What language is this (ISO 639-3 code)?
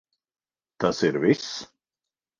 lav